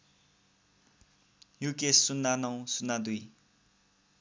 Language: Nepali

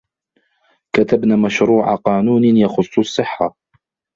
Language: Arabic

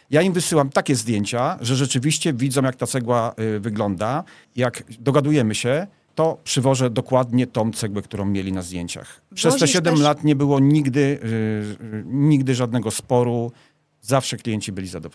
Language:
Polish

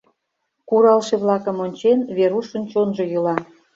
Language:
Mari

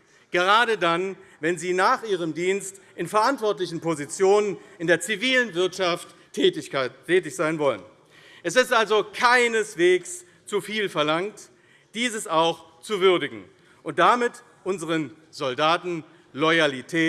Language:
German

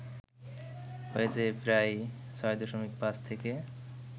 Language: Bangla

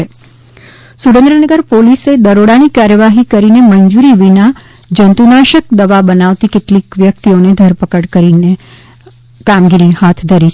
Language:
Gujarati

